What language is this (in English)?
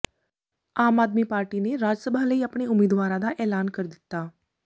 Punjabi